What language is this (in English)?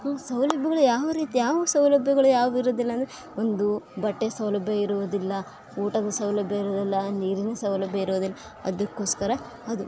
Kannada